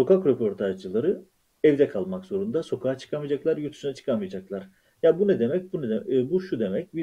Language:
Turkish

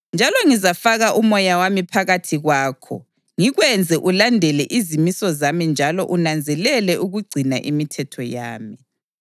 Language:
North Ndebele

